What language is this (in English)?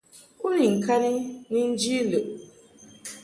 Mungaka